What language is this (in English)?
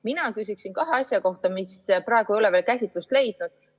Estonian